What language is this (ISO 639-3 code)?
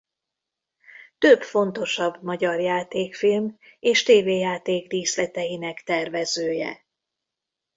hun